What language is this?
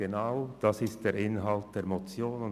Swiss German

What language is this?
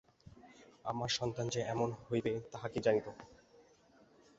Bangla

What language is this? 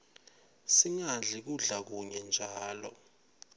Swati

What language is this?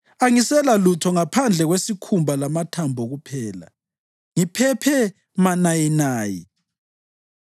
North Ndebele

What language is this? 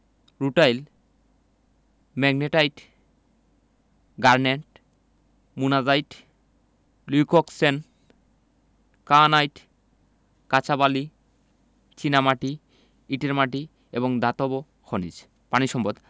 Bangla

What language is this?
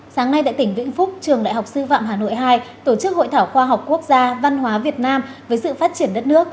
Vietnamese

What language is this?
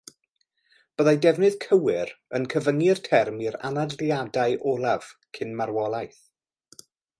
Welsh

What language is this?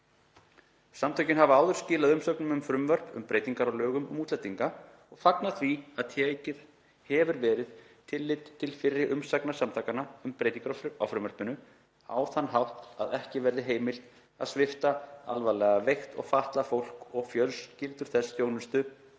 Icelandic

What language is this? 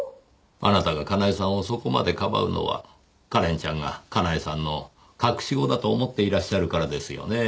Japanese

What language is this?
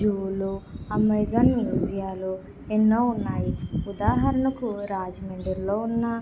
Telugu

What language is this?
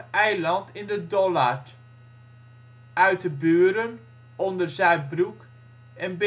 Dutch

